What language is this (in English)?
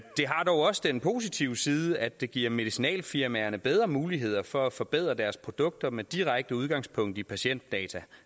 Danish